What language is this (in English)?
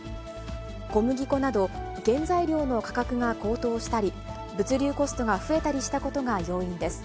Japanese